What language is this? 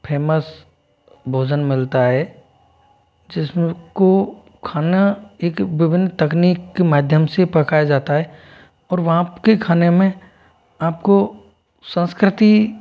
Hindi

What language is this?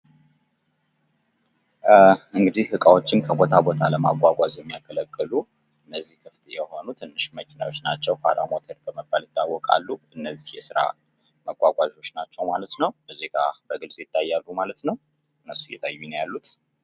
Amharic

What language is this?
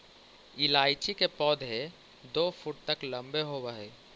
Magahi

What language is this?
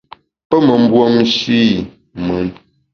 Bamun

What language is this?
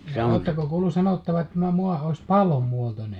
Finnish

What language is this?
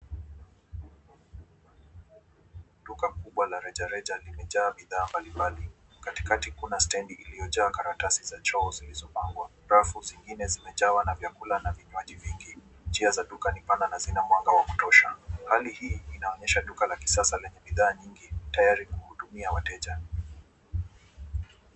Swahili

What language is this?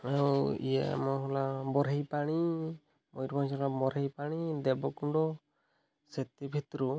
Odia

